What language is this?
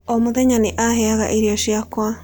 Kikuyu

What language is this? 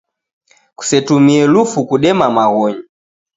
Taita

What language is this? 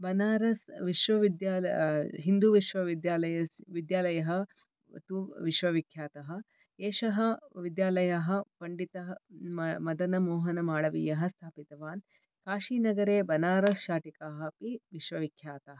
Sanskrit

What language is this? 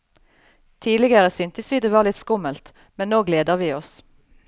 Norwegian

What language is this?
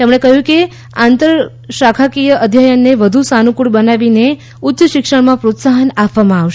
Gujarati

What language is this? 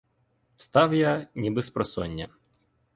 Ukrainian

